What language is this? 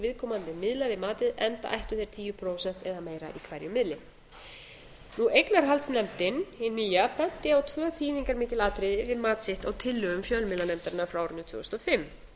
Icelandic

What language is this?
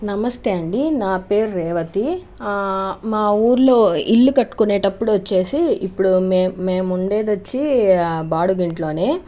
Telugu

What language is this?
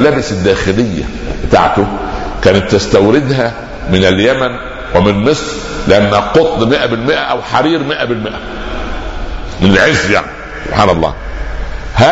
Arabic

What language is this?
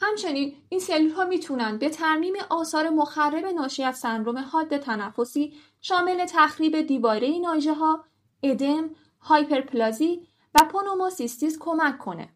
Persian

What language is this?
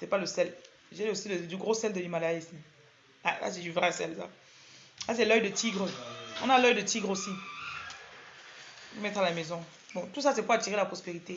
French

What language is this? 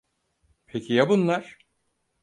Turkish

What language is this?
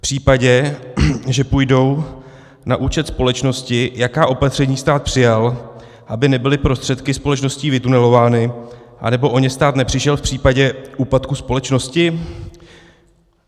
Czech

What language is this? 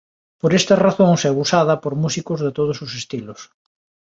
Galician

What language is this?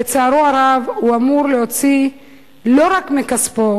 Hebrew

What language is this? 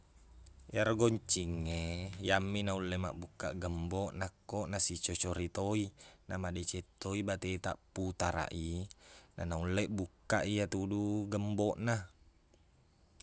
Buginese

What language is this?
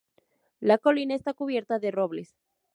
Spanish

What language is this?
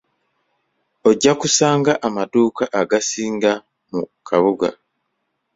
Ganda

